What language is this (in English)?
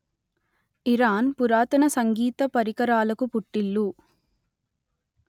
Telugu